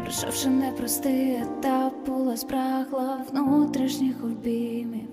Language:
Ukrainian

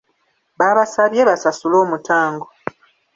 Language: Ganda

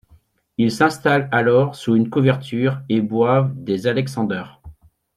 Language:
French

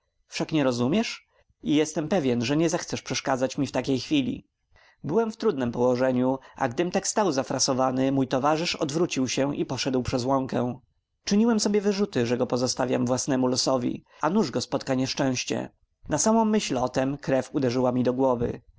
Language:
Polish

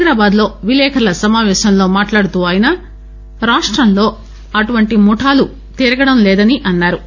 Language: Telugu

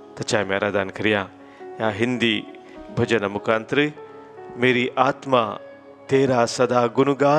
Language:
Romanian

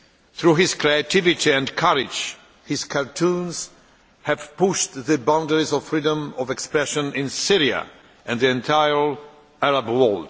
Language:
English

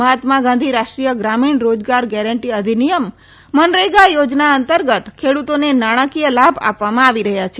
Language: Gujarati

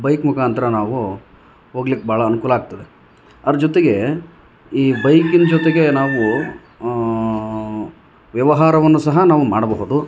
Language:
Kannada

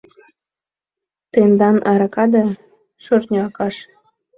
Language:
Mari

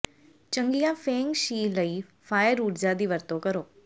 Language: Punjabi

